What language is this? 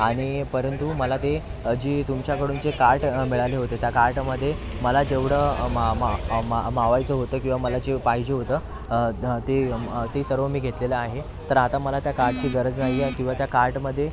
Marathi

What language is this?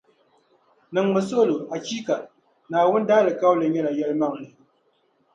Dagbani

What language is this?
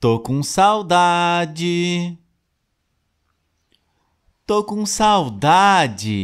Portuguese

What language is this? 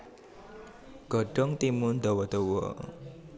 Javanese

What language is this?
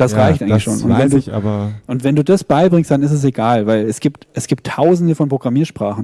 German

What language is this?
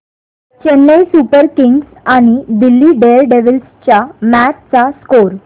Marathi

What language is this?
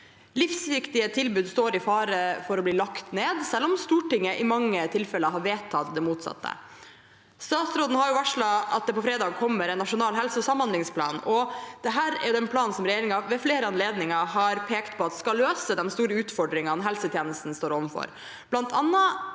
Norwegian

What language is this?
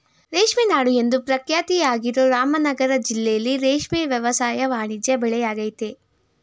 Kannada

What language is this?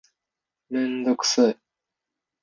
Japanese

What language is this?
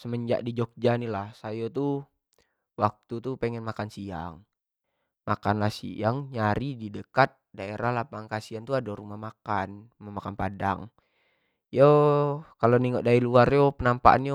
Jambi Malay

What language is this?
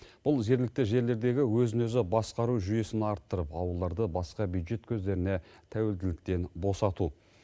Kazakh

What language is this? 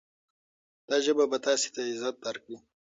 Pashto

